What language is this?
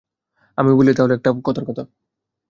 Bangla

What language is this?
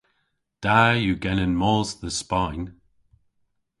Cornish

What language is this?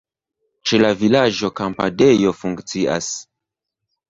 Esperanto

